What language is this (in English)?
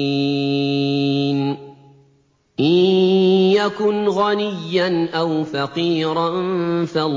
Arabic